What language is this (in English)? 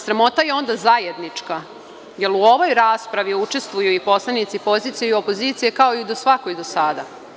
Serbian